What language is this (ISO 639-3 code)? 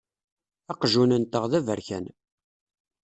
kab